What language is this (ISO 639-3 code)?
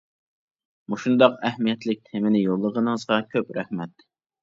uig